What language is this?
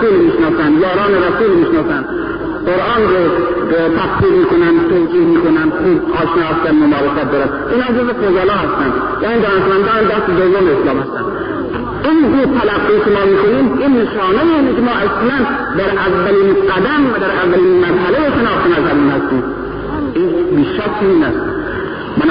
Persian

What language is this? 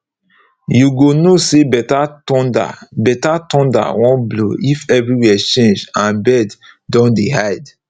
Nigerian Pidgin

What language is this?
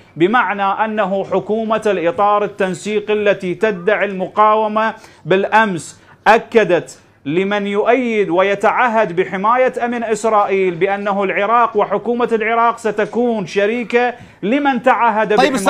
Arabic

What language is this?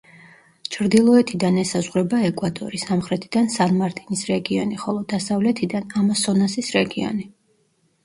Georgian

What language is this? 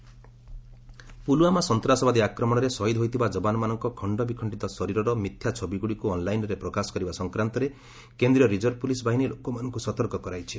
Odia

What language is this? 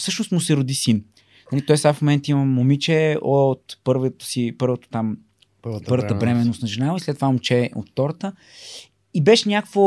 Bulgarian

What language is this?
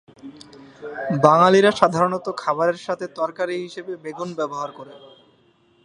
Bangla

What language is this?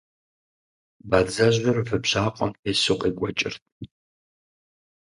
Kabardian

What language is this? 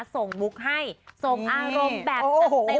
Thai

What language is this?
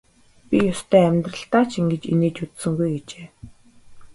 Mongolian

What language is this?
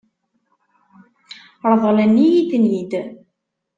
Kabyle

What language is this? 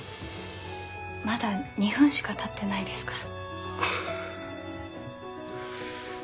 Japanese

